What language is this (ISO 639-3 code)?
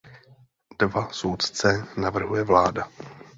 ces